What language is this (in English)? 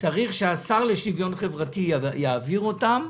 Hebrew